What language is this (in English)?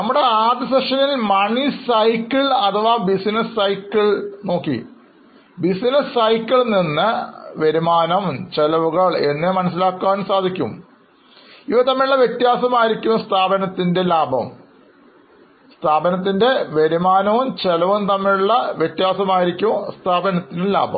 Malayalam